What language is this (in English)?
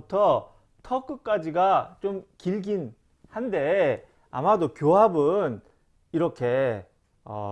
Korean